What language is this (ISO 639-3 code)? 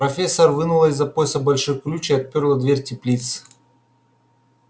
rus